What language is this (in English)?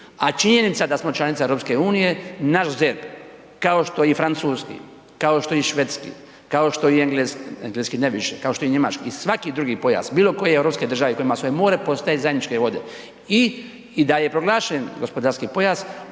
Croatian